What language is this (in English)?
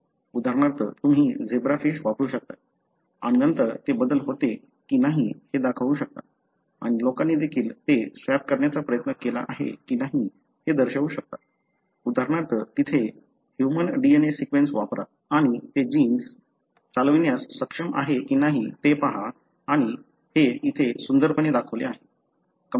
Marathi